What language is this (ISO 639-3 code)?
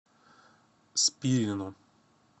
rus